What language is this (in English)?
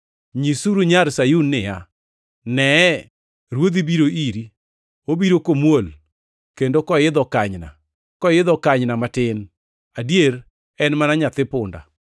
Luo (Kenya and Tanzania)